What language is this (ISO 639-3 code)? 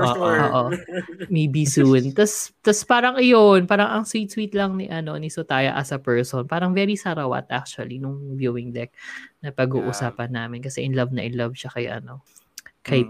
fil